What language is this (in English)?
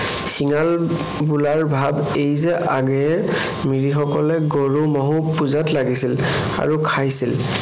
Assamese